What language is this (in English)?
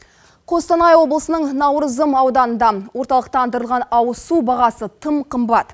Kazakh